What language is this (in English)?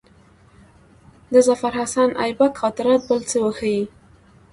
Pashto